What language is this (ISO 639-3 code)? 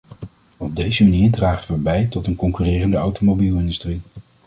nld